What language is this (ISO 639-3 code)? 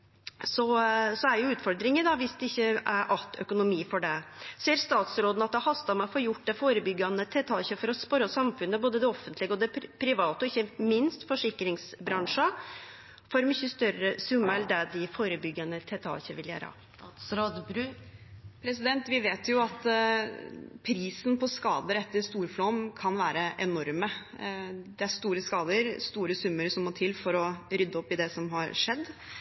nor